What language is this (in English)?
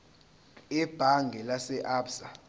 Zulu